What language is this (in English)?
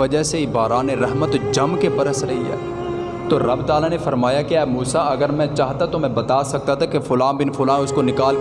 Urdu